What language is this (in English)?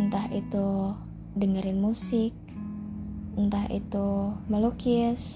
Indonesian